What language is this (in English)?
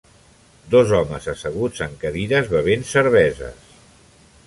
Catalan